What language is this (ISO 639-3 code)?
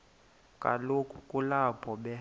xho